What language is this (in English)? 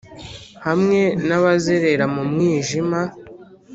Kinyarwanda